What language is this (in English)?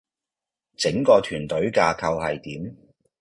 Cantonese